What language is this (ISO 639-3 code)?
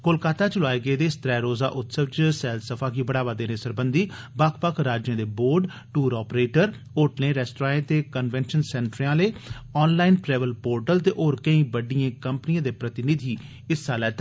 doi